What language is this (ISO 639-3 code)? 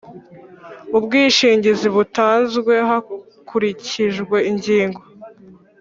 kin